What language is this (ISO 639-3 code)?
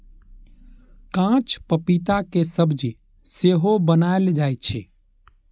mai